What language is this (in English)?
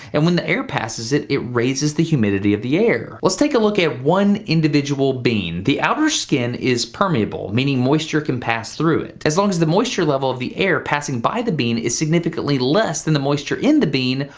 English